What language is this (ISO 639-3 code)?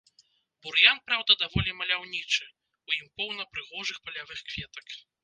bel